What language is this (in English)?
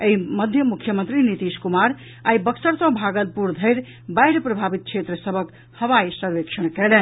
Maithili